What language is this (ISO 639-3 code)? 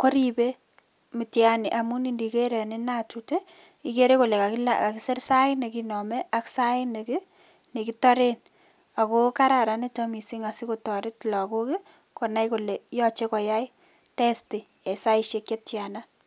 kln